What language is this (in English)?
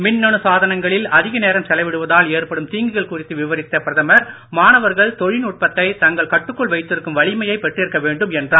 Tamil